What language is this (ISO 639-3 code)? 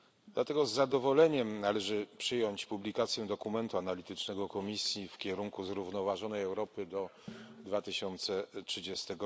pol